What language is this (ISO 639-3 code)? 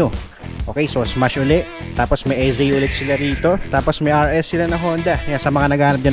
fil